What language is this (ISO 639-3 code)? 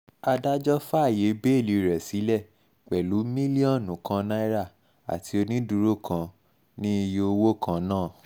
yor